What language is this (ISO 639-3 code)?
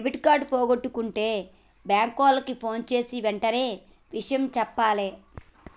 tel